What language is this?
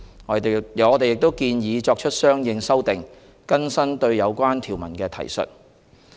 Cantonese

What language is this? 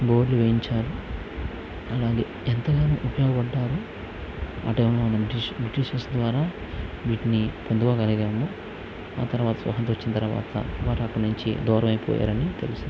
Telugu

